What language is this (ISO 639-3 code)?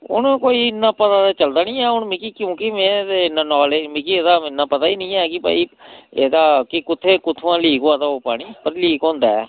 doi